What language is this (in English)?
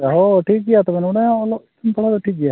Santali